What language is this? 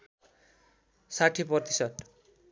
Nepali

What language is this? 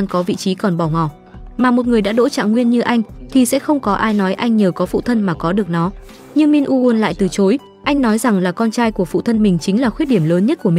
Vietnamese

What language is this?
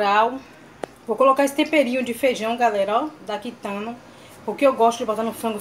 Portuguese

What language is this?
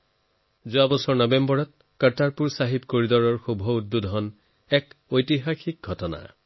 Assamese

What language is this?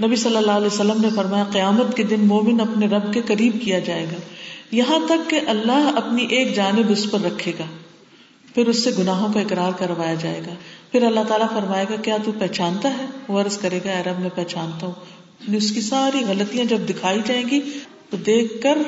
Urdu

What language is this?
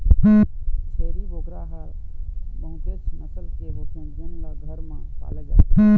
Chhattisgarhi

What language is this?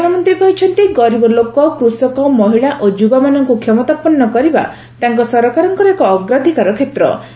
Odia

